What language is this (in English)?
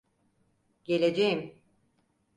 Turkish